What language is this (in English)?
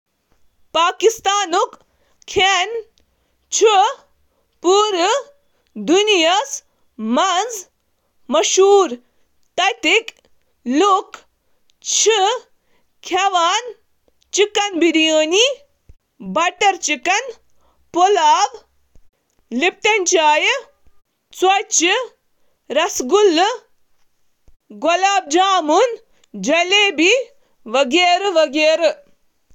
Kashmiri